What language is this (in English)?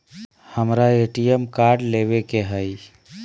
Magahi